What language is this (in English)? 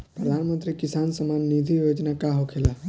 Bhojpuri